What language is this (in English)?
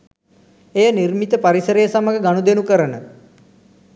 Sinhala